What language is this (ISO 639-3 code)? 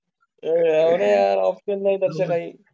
mar